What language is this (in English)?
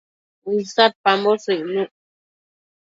Matsés